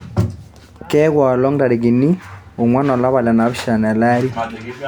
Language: Masai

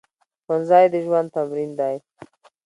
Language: Pashto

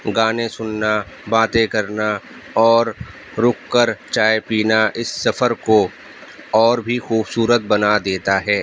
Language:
Urdu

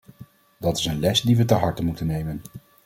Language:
Dutch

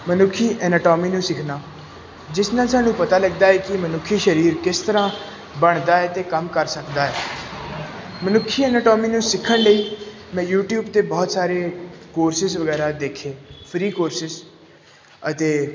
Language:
Punjabi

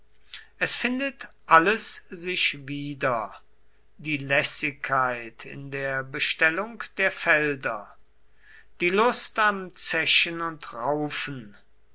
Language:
German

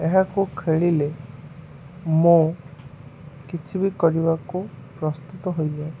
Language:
Odia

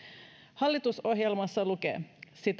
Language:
Finnish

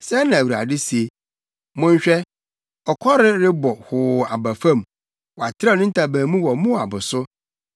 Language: Akan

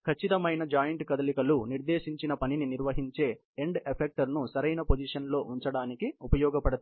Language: Telugu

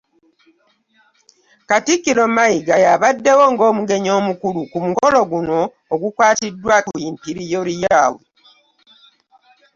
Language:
Ganda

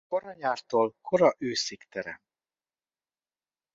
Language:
Hungarian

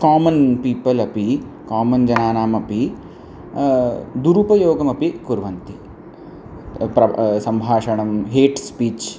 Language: Sanskrit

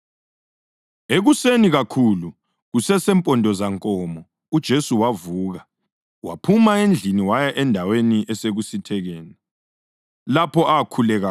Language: North Ndebele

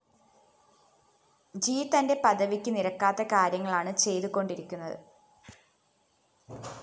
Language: Malayalam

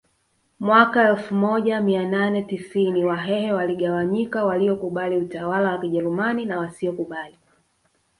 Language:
Swahili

